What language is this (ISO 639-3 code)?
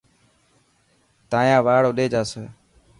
mki